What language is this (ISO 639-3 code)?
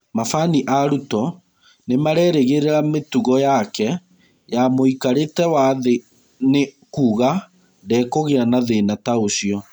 kik